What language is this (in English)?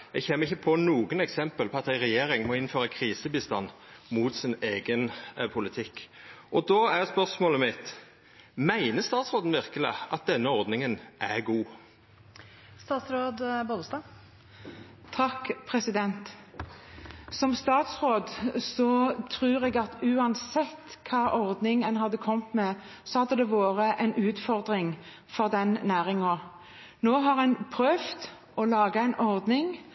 Norwegian